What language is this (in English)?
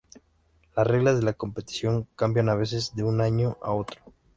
Spanish